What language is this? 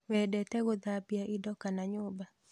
Kikuyu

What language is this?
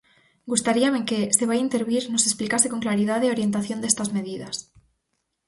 Galician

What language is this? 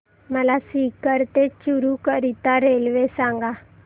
Marathi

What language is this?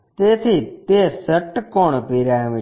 Gujarati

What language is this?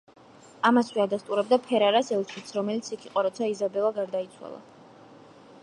Georgian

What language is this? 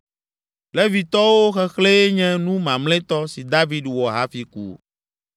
Ewe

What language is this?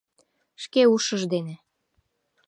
Mari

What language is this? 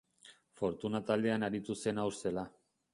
Basque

